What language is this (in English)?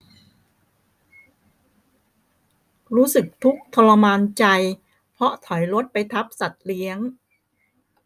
Thai